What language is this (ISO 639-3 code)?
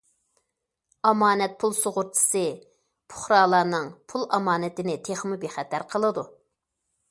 uig